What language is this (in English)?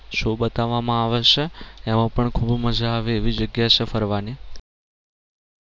Gujarati